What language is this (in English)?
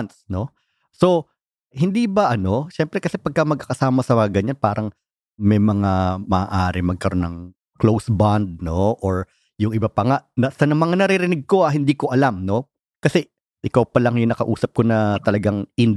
Filipino